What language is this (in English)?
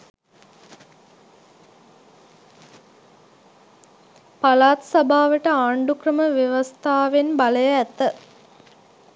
Sinhala